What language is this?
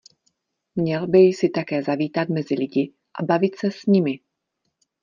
Czech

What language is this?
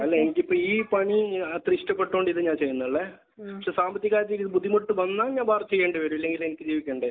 Malayalam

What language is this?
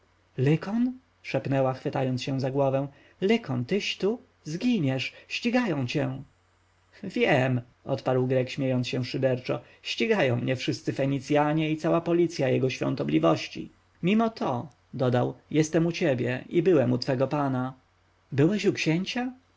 Polish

